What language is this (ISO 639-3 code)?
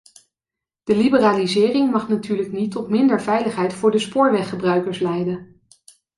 nld